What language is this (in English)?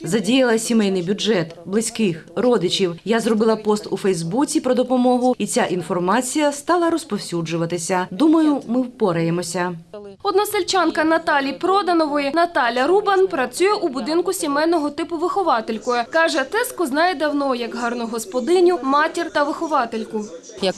Ukrainian